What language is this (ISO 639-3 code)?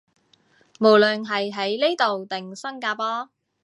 yue